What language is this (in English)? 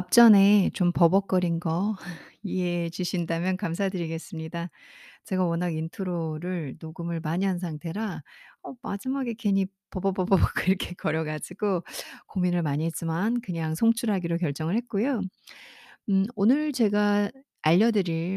Korean